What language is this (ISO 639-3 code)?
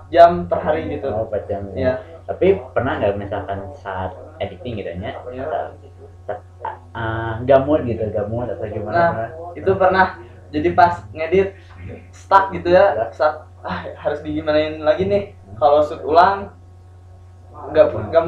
ind